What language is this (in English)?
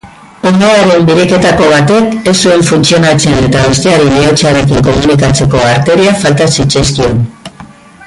Basque